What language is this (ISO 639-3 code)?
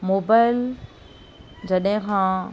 snd